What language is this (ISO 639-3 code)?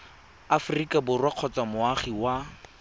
tsn